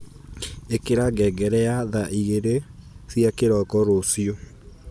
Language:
Kikuyu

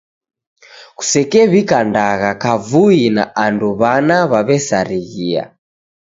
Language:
Taita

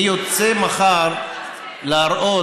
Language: Hebrew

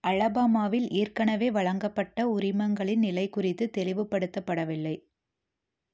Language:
Tamil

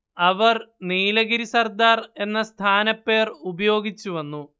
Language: Malayalam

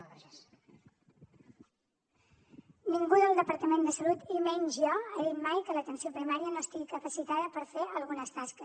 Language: Catalan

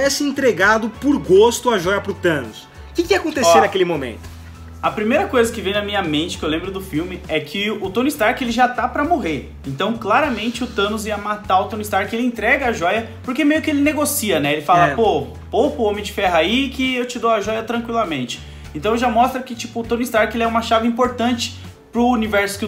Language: Portuguese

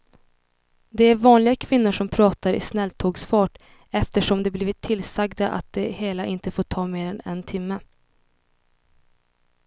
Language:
Swedish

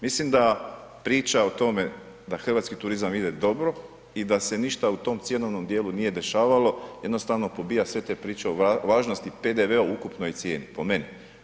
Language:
Croatian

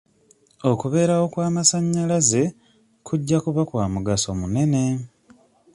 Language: Ganda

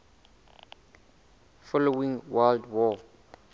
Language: Southern Sotho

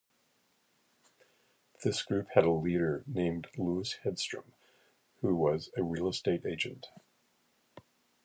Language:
English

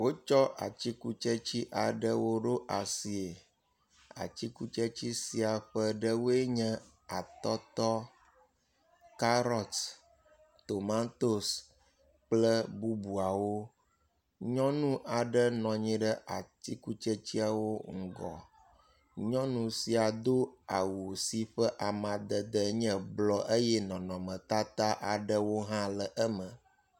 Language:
Ewe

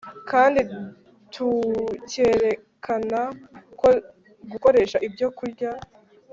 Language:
Kinyarwanda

